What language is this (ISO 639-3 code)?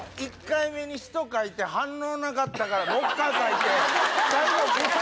jpn